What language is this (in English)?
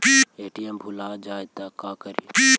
Magahi